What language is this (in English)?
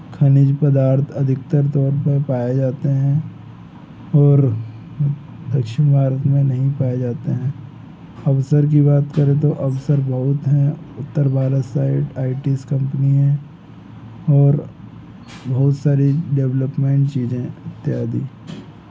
Hindi